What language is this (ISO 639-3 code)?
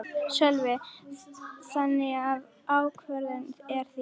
isl